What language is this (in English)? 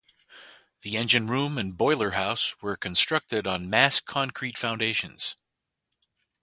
English